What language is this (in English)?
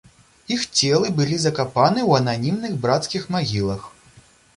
Belarusian